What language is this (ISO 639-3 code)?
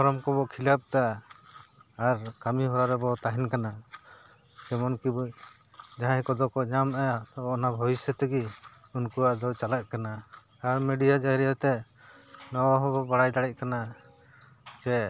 sat